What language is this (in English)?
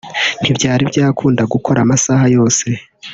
Kinyarwanda